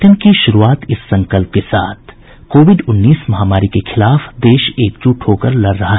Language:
Hindi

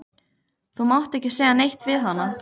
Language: Icelandic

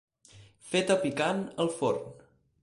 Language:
Catalan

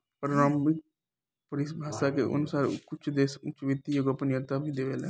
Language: Bhojpuri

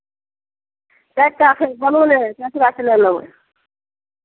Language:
Maithili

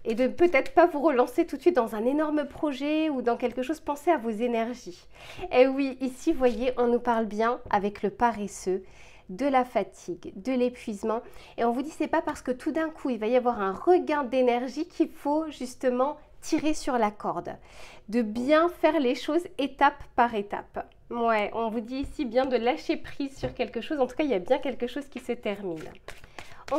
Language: French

